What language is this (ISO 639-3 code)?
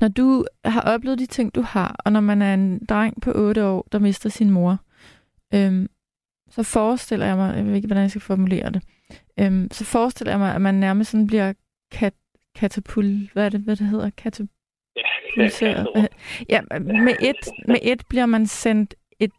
dan